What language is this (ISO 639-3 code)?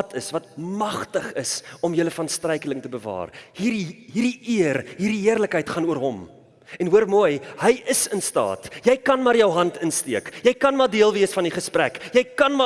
nld